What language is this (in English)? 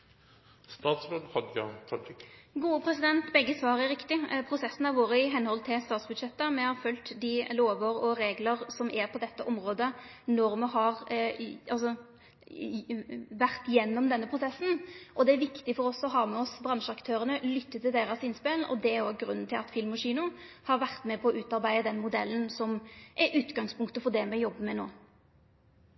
Norwegian